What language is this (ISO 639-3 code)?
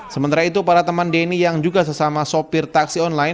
ind